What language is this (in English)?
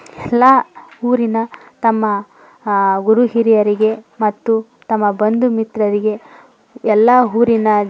Kannada